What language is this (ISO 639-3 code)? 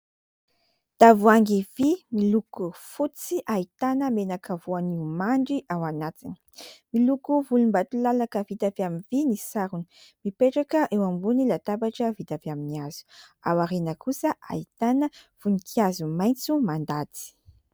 mlg